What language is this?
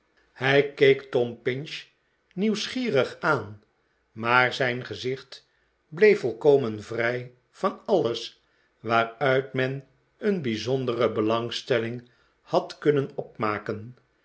Dutch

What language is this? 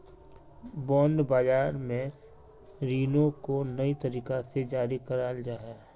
Magahi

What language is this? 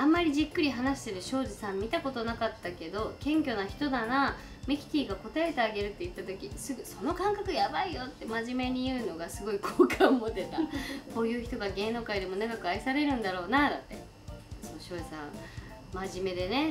Japanese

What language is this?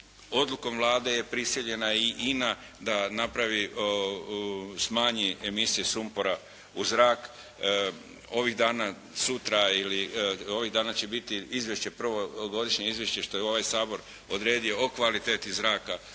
Croatian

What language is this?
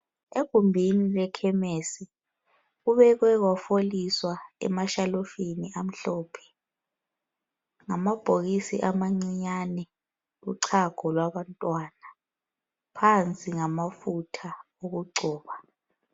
North Ndebele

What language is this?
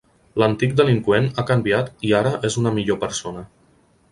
Catalan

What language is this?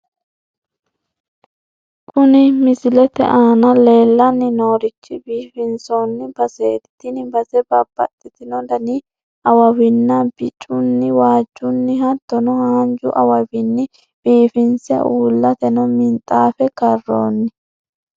Sidamo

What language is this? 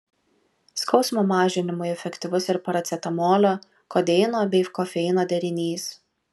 Lithuanian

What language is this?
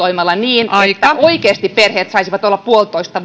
Finnish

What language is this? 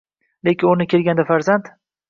Uzbek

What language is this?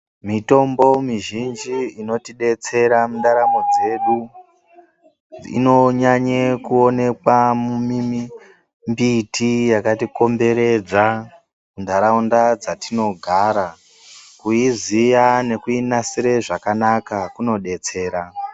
Ndau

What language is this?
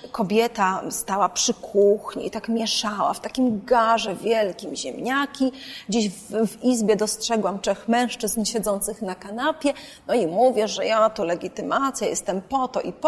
Polish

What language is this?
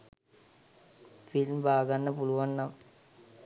Sinhala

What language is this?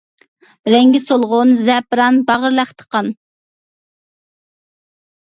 Uyghur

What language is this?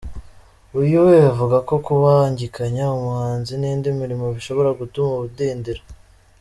Kinyarwanda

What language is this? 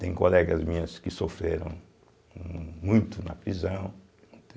Portuguese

